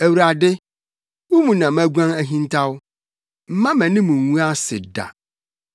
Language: Akan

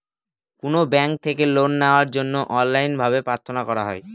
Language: Bangla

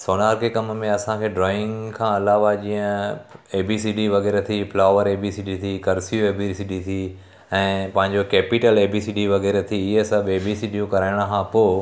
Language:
Sindhi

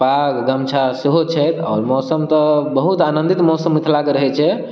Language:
Maithili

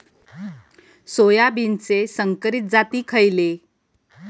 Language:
Marathi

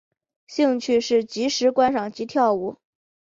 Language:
Chinese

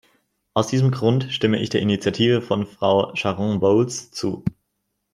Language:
German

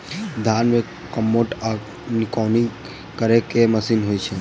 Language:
Maithili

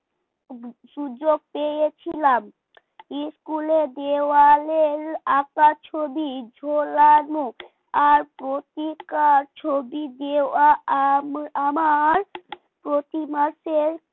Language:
Bangla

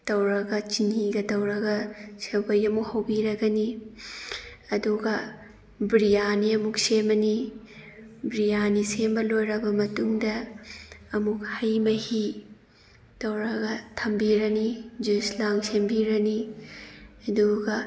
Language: Manipuri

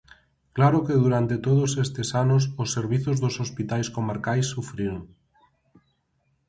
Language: Galician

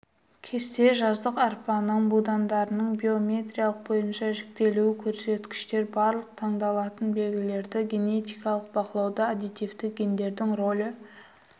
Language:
Kazakh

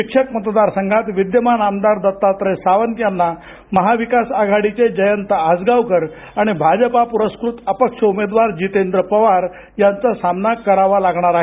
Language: Marathi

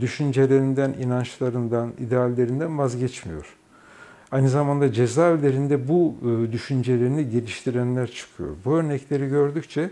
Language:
Turkish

